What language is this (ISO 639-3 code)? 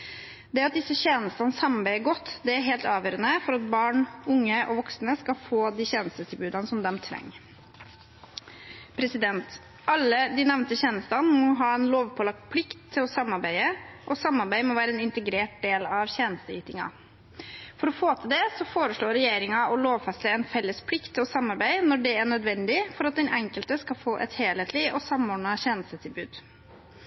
nob